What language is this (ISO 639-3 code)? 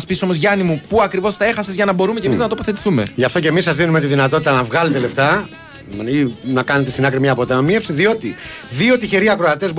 ell